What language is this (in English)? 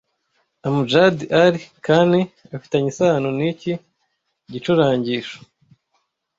Kinyarwanda